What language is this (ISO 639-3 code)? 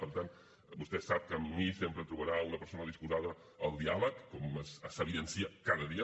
cat